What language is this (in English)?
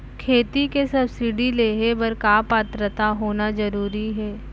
Chhattisgarhi